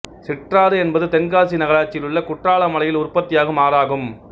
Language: Tamil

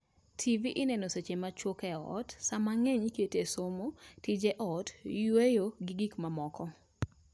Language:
Luo (Kenya and Tanzania)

